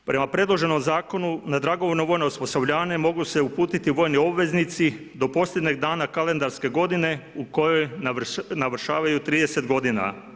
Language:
Croatian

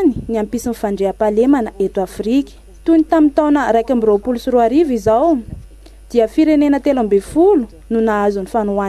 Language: Romanian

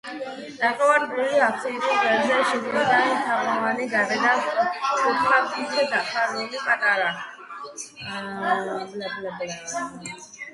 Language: Georgian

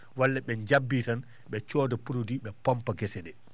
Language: Fula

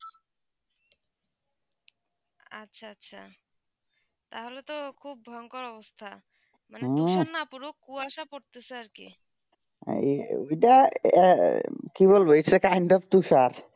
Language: Bangla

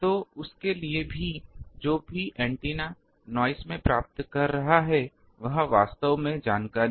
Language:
Hindi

